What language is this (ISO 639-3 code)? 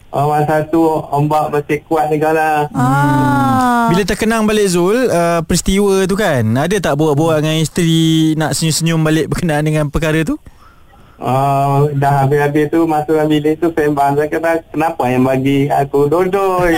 msa